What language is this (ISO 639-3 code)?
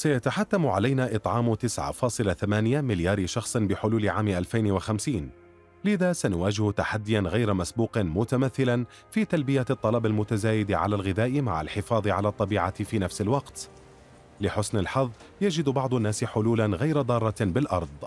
ara